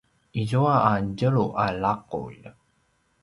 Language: Paiwan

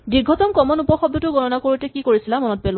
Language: Assamese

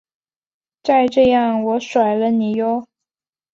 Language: Chinese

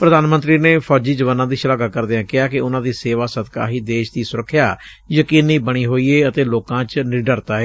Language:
Punjabi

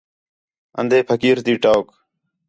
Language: Khetrani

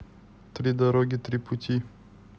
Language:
Russian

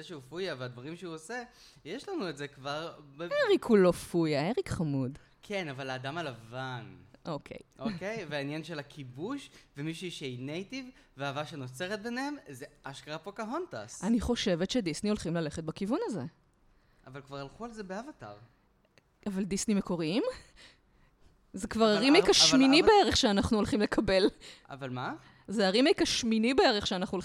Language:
Hebrew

